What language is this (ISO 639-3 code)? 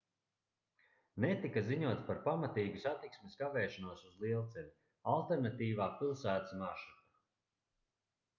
lav